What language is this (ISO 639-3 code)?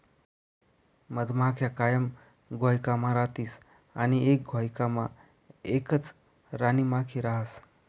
mar